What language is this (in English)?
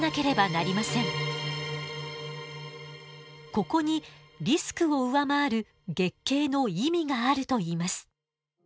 Japanese